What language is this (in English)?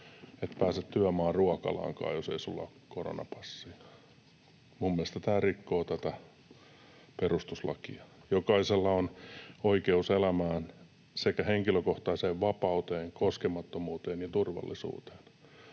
Finnish